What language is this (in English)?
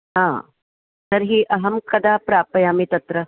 Sanskrit